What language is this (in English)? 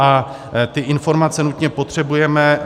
Czech